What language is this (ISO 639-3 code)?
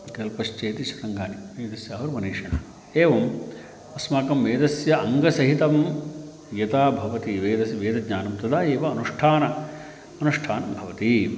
san